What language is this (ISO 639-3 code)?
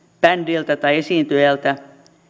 fin